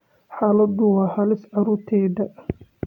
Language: Somali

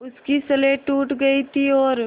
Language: Hindi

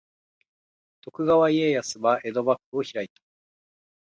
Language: Japanese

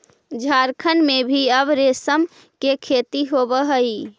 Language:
Magahi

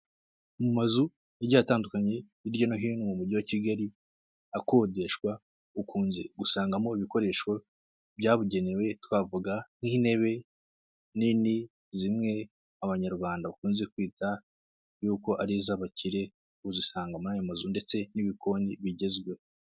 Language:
Kinyarwanda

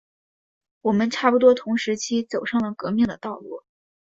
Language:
Chinese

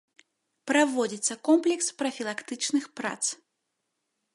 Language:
Belarusian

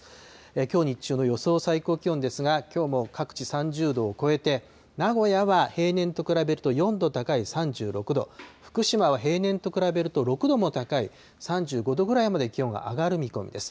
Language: Japanese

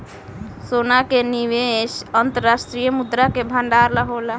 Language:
Bhojpuri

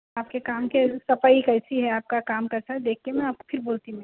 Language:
Urdu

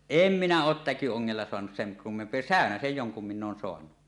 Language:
Finnish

